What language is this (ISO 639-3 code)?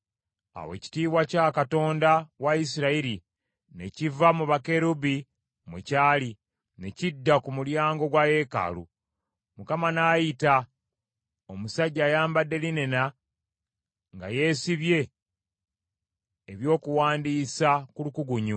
lug